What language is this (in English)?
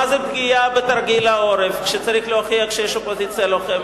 Hebrew